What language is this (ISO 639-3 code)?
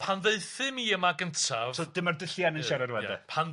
cym